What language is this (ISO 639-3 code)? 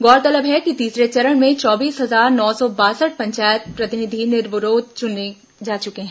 hin